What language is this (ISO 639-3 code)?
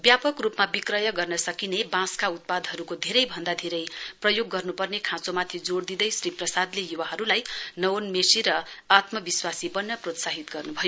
nep